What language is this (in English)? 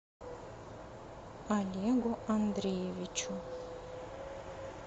Russian